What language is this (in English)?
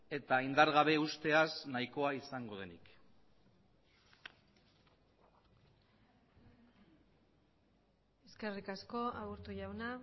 Basque